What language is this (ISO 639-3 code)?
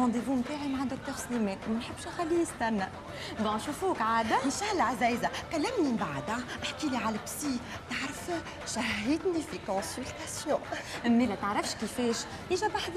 ara